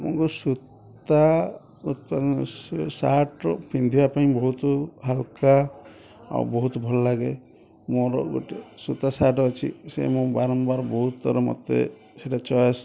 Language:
Odia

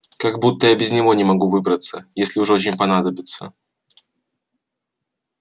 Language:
Russian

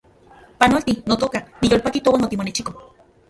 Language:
Central Puebla Nahuatl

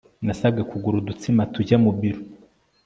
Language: Kinyarwanda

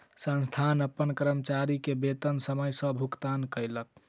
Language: Maithili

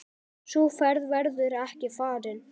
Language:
Icelandic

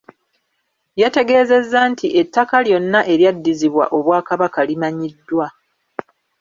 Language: Ganda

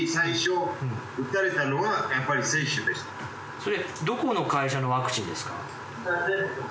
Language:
Japanese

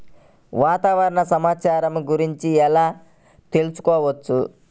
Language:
Telugu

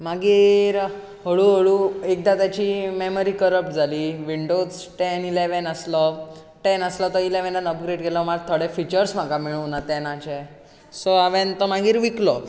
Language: Konkani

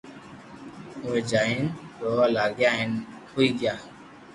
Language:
Loarki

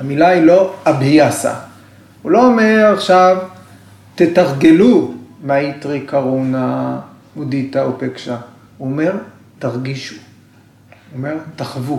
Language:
Hebrew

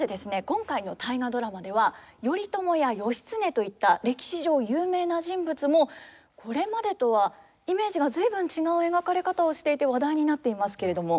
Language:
Japanese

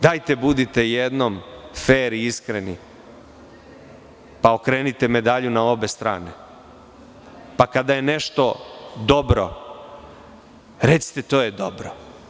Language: Serbian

